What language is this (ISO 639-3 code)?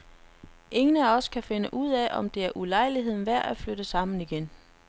dan